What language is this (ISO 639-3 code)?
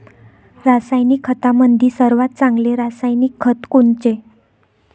mar